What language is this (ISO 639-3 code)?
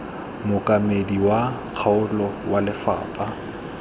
tsn